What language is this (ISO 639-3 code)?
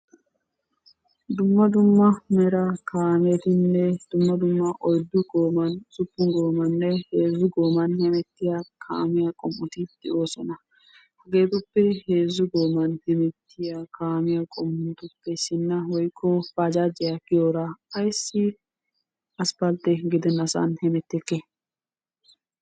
wal